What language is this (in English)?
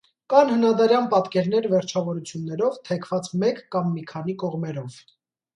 Armenian